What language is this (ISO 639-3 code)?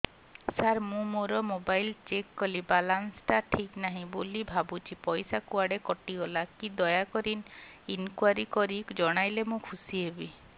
ori